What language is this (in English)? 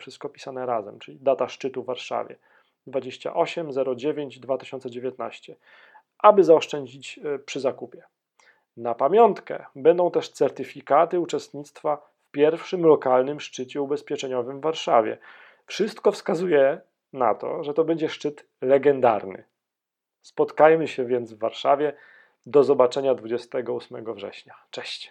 Polish